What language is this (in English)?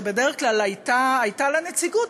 Hebrew